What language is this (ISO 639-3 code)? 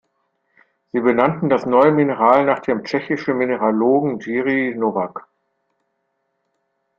deu